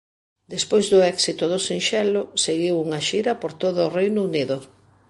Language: Galician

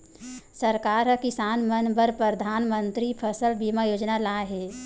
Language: Chhattisgarhi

